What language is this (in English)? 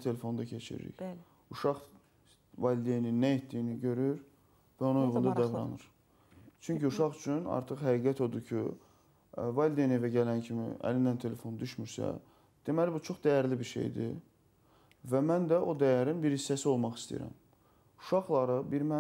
Turkish